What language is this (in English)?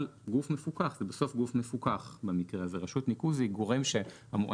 Hebrew